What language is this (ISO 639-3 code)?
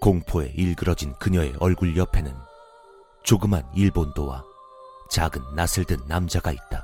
kor